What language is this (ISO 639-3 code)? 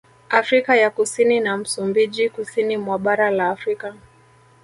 swa